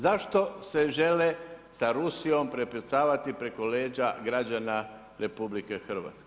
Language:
Croatian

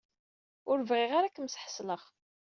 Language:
Kabyle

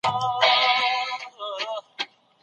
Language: Pashto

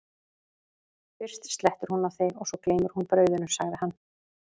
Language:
Icelandic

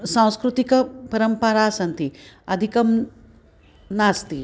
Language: Sanskrit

